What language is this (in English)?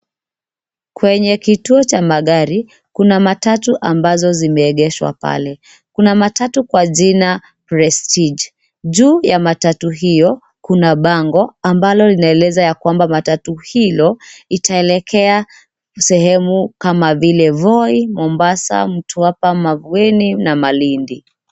Swahili